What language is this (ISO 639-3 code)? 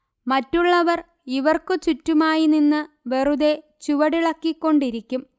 mal